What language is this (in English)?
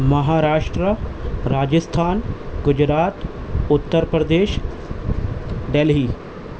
Urdu